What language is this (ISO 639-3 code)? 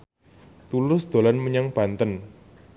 jav